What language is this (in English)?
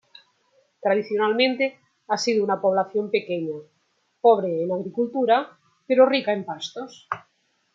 Spanish